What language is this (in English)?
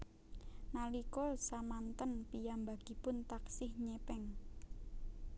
Javanese